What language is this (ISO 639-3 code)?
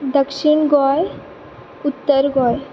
kok